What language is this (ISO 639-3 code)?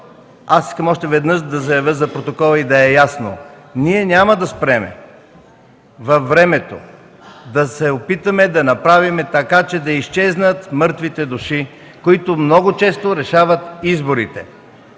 bul